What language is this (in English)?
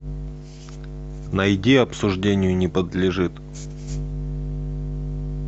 Russian